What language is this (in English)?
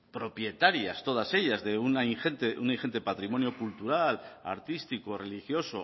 Spanish